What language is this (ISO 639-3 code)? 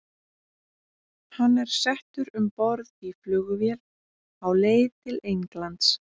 isl